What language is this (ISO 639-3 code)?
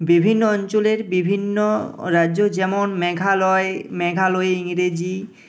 ben